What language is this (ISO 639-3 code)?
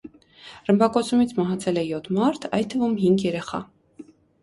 hye